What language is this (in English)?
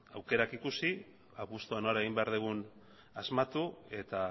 Basque